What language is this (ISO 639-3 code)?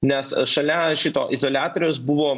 lit